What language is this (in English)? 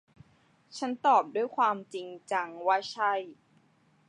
Thai